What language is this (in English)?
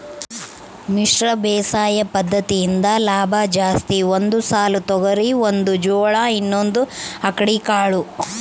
Kannada